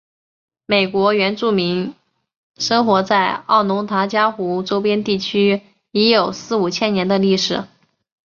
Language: Chinese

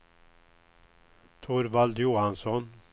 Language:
Swedish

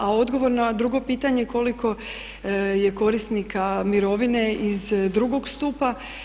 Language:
Croatian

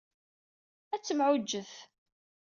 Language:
Kabyle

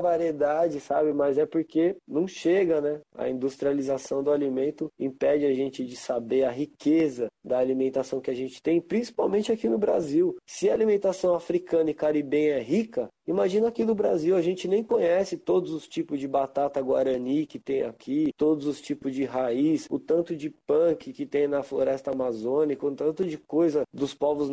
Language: Portuguese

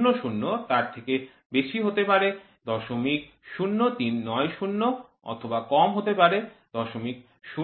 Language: Bangla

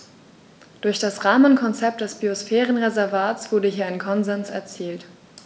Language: German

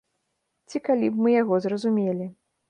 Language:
Belarusian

